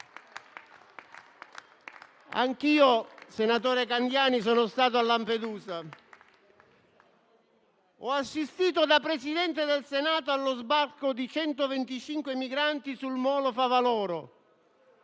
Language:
Italian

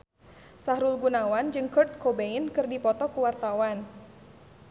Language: Sundanese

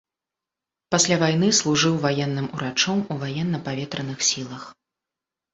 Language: Belarusian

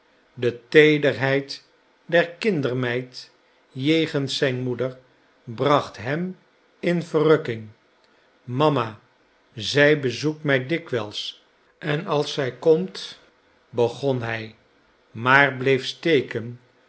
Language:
Dutch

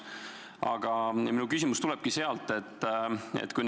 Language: Estonian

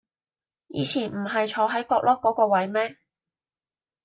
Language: Cantonese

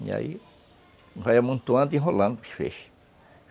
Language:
Portuguese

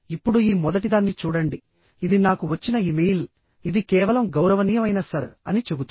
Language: Telugu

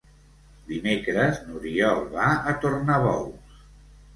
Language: Catalan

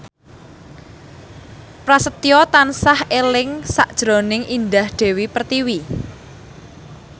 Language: Javanese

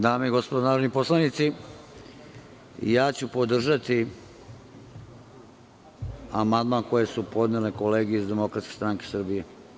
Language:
Serbian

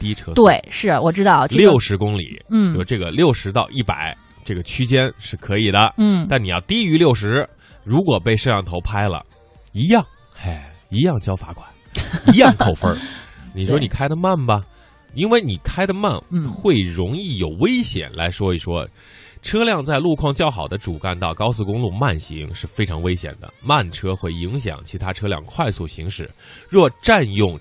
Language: Chinese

